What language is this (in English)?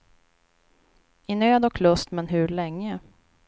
Swedish